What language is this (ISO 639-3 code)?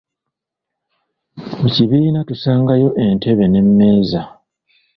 lug